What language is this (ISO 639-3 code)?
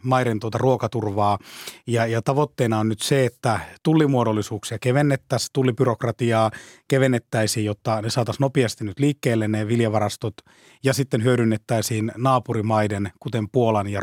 fin